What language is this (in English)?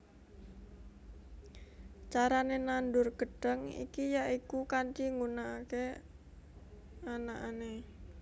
Javanese